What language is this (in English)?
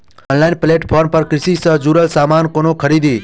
Maithili